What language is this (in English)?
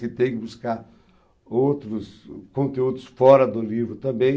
Portuguese